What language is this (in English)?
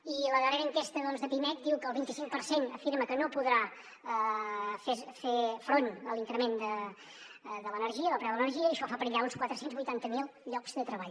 Catalan